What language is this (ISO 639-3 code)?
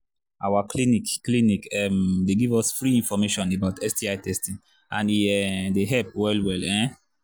pcm